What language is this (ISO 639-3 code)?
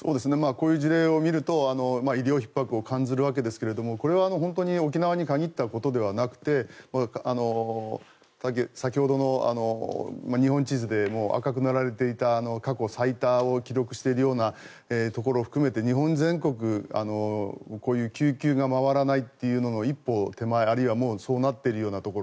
jpn